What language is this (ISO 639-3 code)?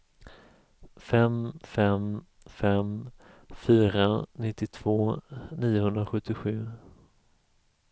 swe